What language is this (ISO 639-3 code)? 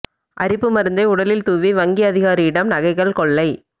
tam